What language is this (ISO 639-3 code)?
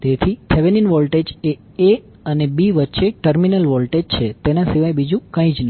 guj